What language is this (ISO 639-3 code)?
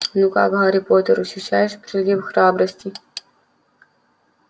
rus